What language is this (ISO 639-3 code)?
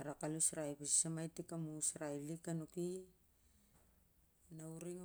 sjr